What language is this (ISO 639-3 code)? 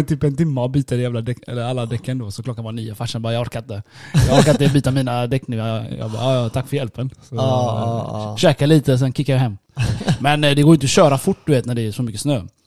swe